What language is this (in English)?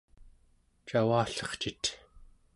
Central Yupik